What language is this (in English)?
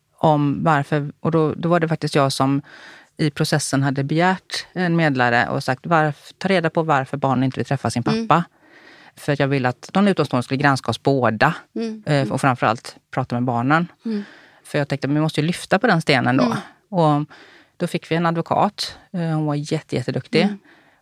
Swedish